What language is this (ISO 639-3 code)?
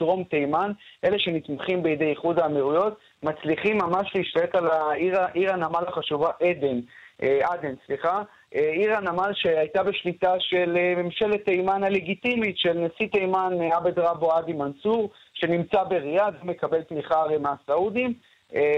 heb